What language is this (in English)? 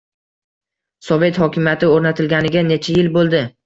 Uzbek